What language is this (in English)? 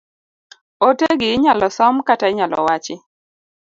Luo (Kenya and Tanzania)